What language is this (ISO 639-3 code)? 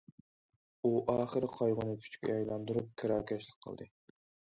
uig